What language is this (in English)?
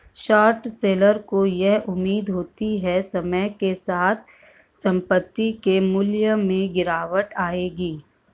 Hindi